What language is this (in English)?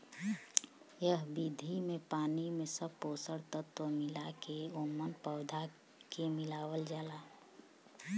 Bhojpuri